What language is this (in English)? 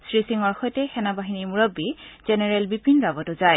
Assamese